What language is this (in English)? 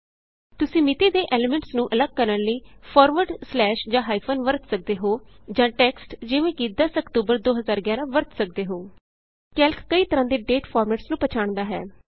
Punjabi